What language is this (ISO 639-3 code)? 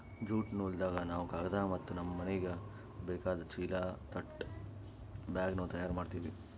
kan